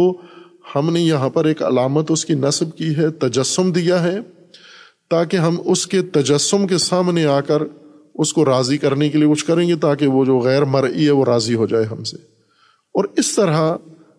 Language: Urdu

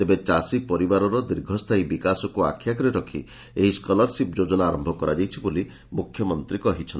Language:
Odia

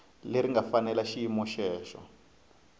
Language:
Tsonga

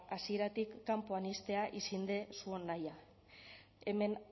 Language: Basque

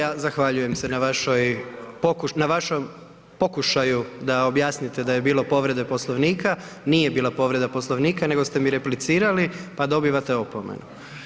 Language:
Croatian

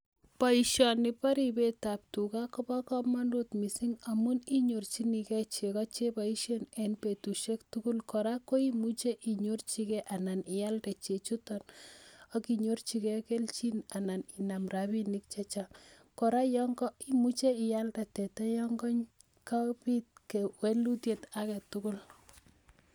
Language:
Kalenjin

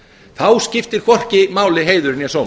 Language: Icelandic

